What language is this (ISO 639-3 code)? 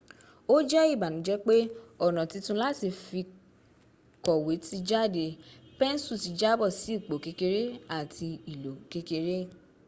yor